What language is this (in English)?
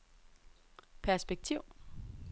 Danish